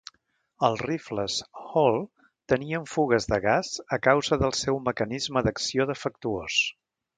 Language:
Catalan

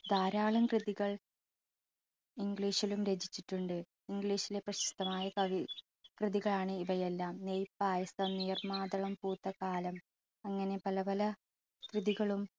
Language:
Malayalam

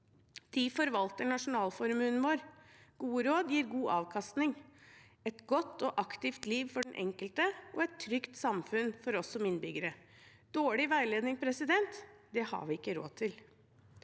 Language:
Norwegian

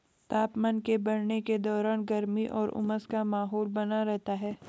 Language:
Hindi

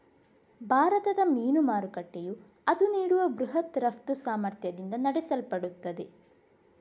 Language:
Kannada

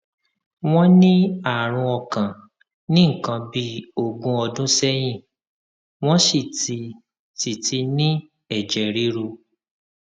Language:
Yoruba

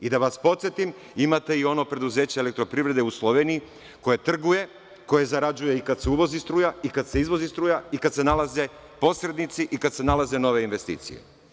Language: Serbian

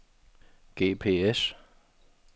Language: Danish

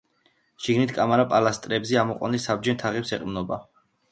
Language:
Georgian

